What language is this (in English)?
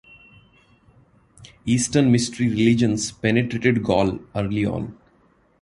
English